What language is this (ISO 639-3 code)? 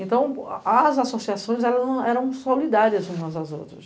por